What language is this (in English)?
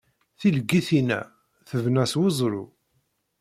Kabyle